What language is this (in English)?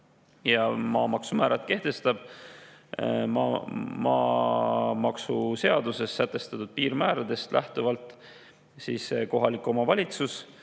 Estonian